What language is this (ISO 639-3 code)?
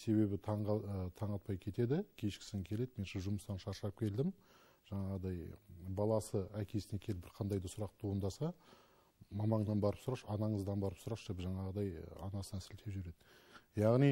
tur